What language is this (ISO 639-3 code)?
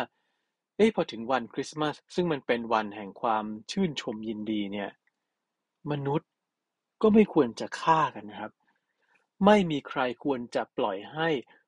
tha